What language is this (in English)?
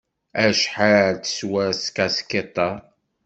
Kabyle